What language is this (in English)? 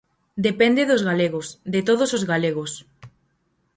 Galician